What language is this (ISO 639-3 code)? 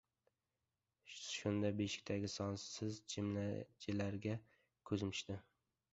uzb